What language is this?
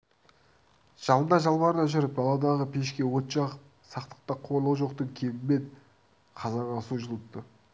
Kazakh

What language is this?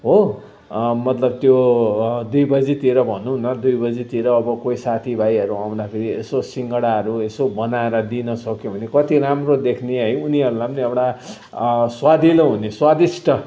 Nepali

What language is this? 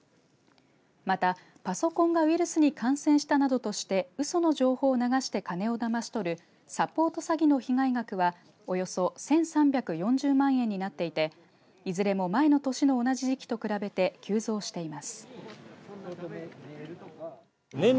Japanese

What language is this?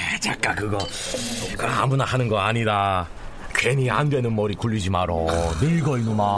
Korean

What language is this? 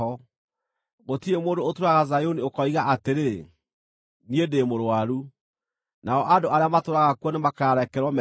Kikuyu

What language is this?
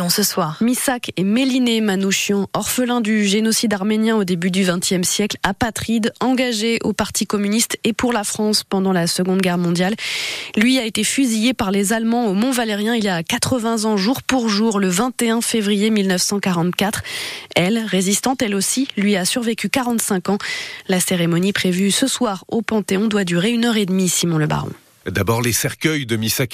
French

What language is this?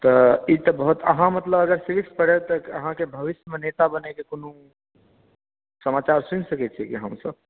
Maithili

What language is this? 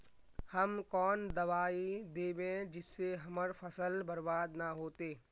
Magahi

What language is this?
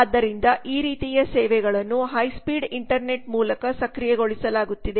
Kannada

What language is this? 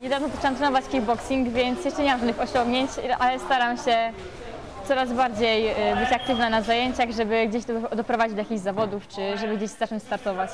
Polish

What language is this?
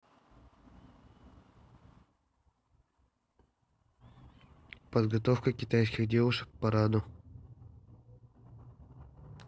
Russian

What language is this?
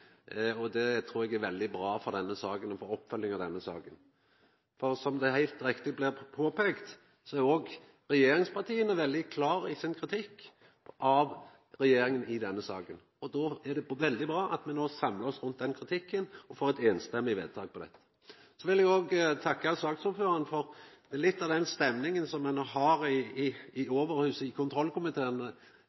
Norwegian Nynorsk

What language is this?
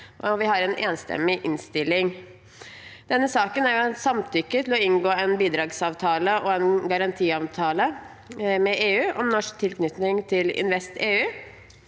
Norwegian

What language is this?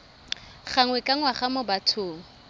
Tswana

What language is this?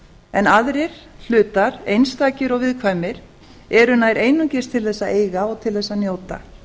Icelandic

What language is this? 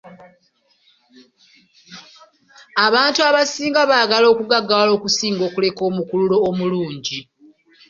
Ganda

